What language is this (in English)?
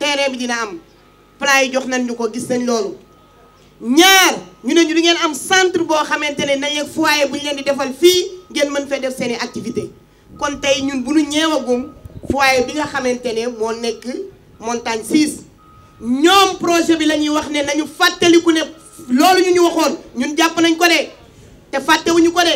French